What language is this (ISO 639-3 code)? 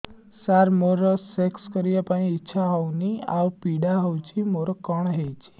ori